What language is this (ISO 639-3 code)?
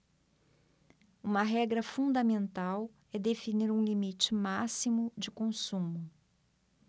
por